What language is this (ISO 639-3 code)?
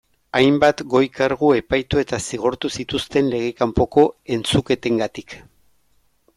eus